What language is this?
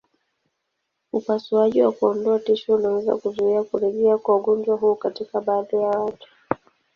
Swahili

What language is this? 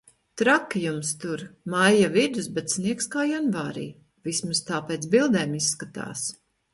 Latvian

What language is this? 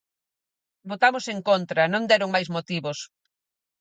Galician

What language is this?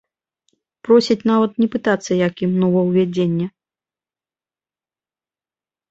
Belarusian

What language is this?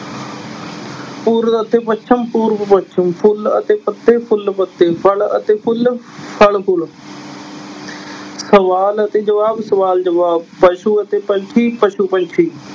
Punjabi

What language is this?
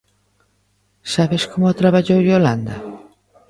Galician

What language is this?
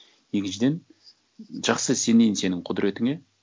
Kazakh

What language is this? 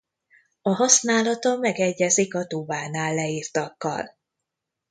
Hungarian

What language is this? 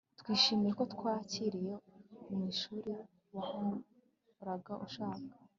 Kinyarwanda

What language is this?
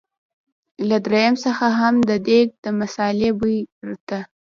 Pashto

